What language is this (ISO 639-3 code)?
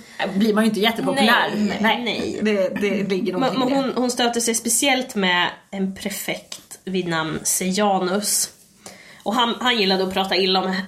swe